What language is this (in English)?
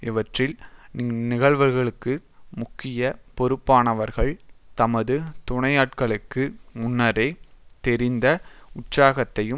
Tamil